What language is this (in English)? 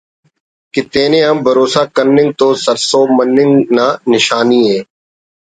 Brahui